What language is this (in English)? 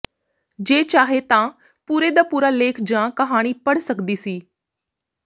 Punjabi